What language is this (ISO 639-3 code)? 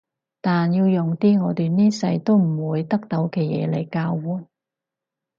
yue